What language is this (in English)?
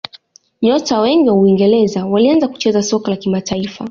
Swahili